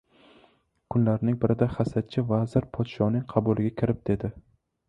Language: Uzbek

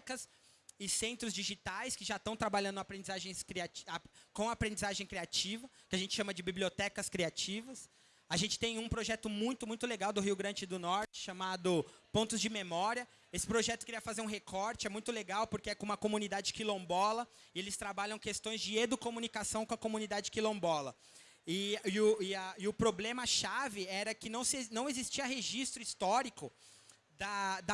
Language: Portuguese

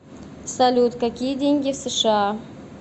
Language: Russian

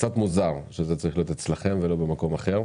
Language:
Hebrew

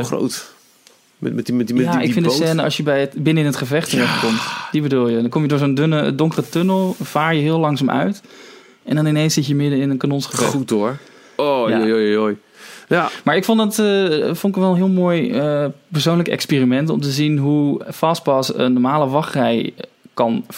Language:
Dutch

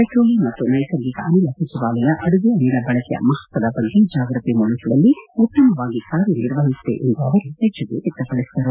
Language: Kannada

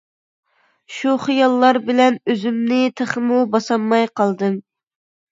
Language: Uyghur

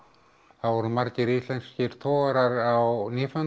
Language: Icelandic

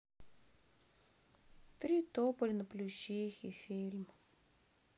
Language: Russian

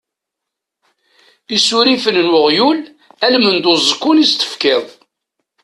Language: Kabyle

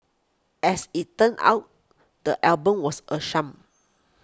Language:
English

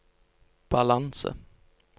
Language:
Norwegian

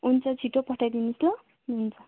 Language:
Nepali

